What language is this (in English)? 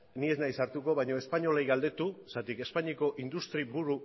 Basque